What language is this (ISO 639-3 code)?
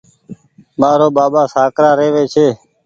gig